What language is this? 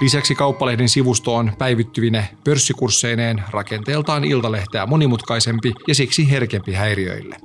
Finnish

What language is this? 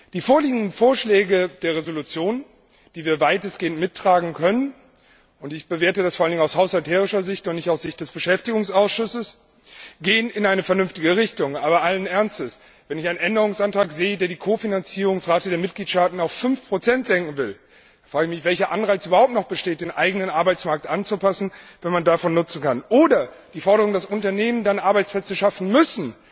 German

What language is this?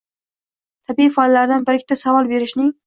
Uzbek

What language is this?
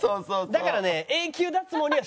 Japanese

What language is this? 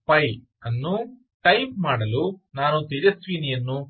Kannada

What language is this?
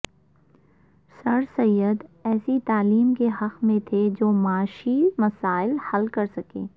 Urdu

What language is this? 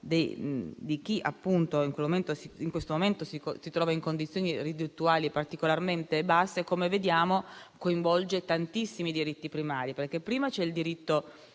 Italian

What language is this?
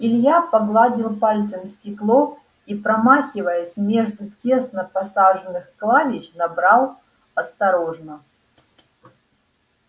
Russian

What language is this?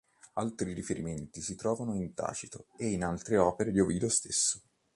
Italian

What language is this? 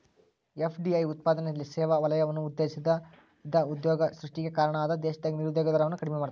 Kannada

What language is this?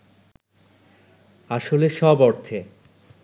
Bangla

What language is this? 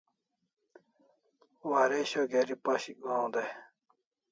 Kalasha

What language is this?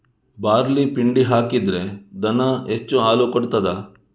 Kannada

